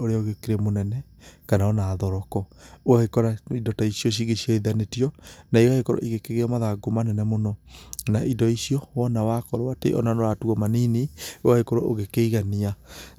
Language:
Kikuyu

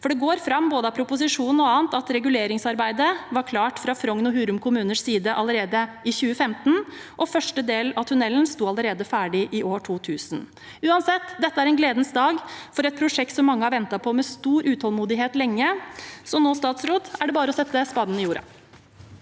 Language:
Norwegian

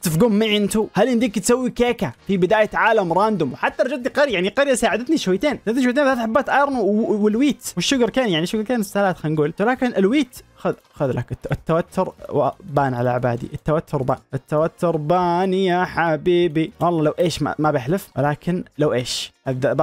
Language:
Arabic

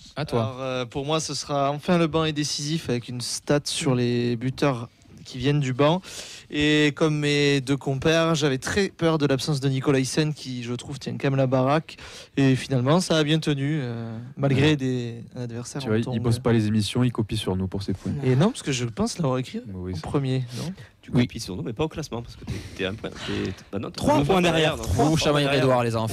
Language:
French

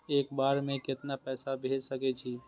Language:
Maithili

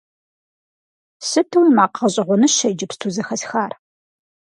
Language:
Kabardian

